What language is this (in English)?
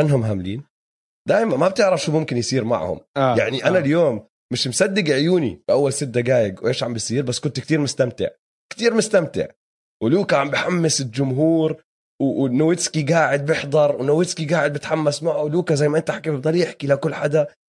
Arabic